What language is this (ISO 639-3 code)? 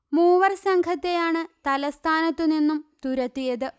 mal